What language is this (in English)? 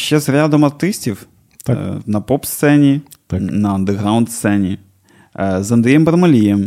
Ukrainian